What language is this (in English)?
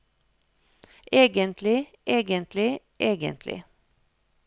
Norwegian